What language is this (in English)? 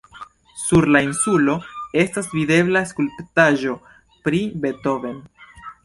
Esperanto